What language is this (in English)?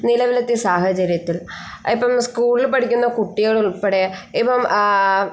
Malayalam